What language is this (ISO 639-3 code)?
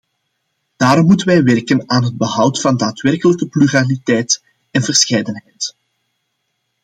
nld